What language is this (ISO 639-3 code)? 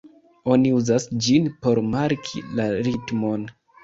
epo